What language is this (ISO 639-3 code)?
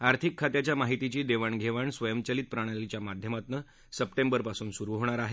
mar